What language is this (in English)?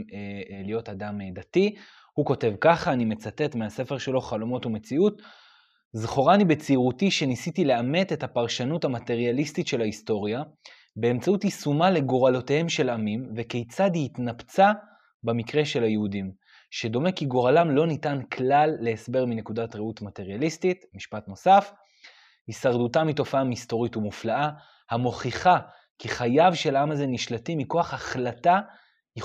Hebrew